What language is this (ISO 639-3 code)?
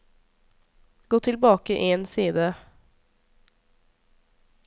nor